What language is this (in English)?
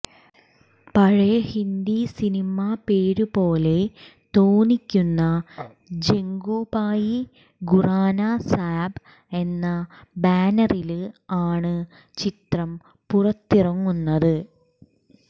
Malayalam